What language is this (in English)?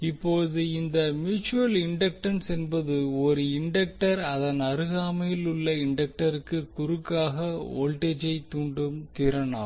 Tamil